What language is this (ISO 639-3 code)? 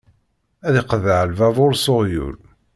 kab